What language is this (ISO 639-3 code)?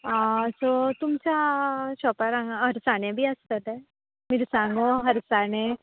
kok